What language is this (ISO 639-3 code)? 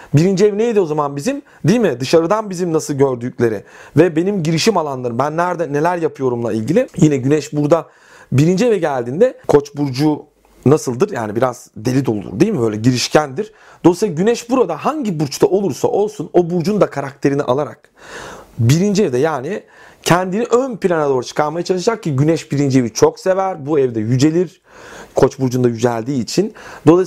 tur